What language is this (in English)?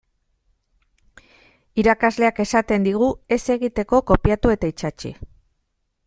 Basque